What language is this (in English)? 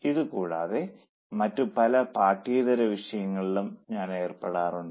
Malayalam